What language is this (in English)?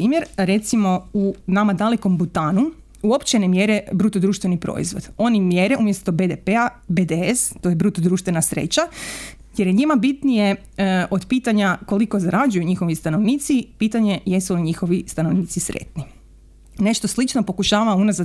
Croatian